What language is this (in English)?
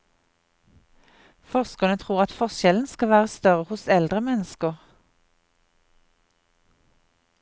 Norwegian